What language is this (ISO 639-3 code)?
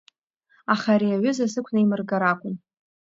abk